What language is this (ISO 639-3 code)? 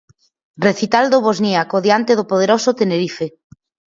glg